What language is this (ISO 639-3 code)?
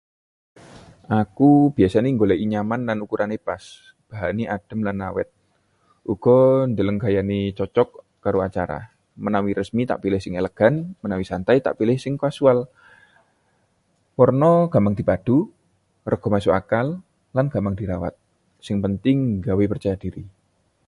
jav